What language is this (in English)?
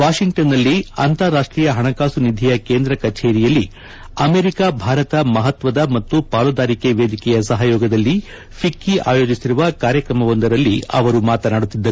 Kannada